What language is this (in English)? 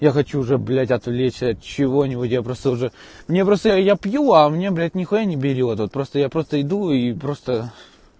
Russian